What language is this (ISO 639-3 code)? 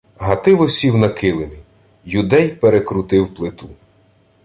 ukr